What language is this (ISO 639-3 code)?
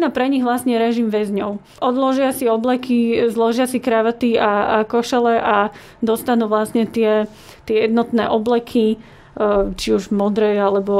slk